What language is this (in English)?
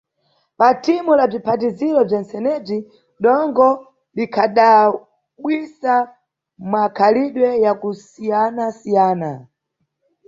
Nyungwe